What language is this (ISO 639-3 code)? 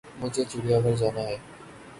urd